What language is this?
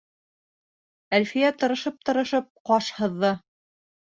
Bashkir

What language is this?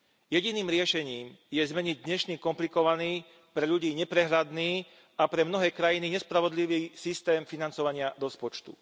Slovak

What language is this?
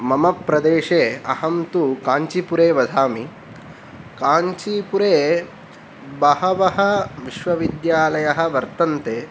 Sanskrit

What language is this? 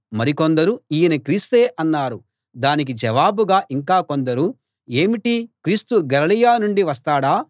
Telugu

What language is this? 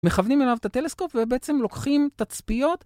Hebrew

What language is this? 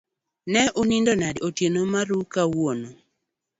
Luo (Kenya and Tanzania)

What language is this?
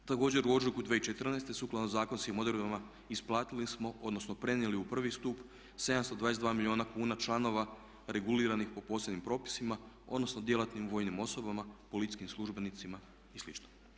Croatian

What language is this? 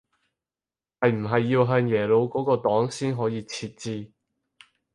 Cantonese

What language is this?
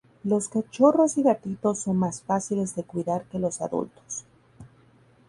Spanish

